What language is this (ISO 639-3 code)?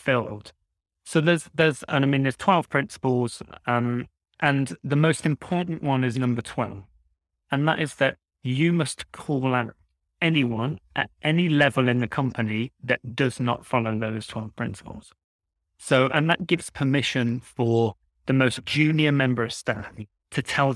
eng